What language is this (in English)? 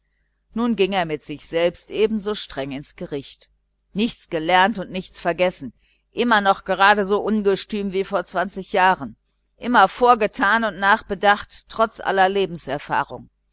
German